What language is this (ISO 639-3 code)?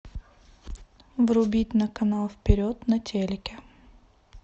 rus